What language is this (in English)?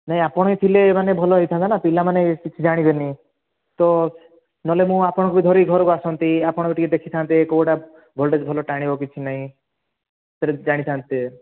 Odia